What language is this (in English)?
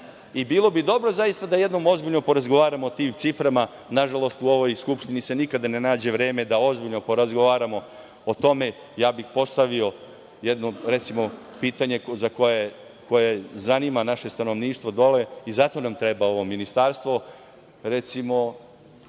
Serbian